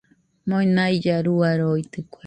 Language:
Nüpode Huitoto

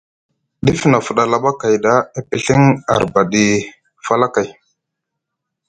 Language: Musgu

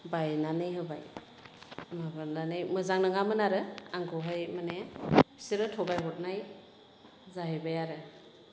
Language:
Bodo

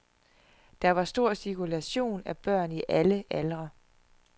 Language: Danish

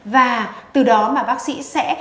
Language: Vietnamese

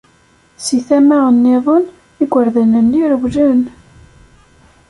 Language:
Kabyle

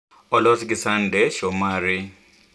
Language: Luo (Kenya and Tanzania)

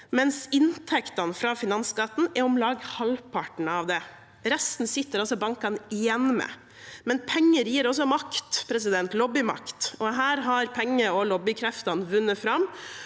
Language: Norwegian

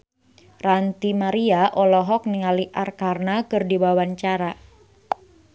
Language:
Sundanese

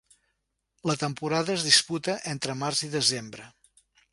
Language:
Catalan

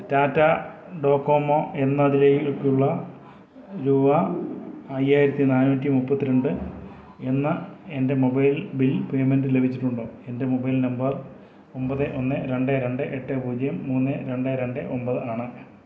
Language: Malayalam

